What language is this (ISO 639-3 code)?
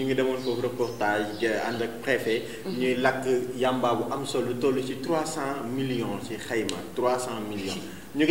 fra